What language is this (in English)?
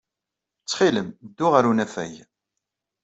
Kabyle